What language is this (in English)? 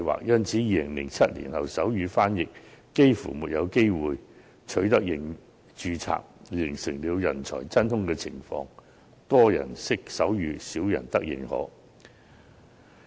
Cantonese